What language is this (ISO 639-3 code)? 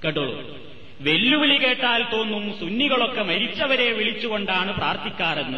mal